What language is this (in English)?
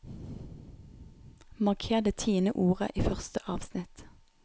Norwegian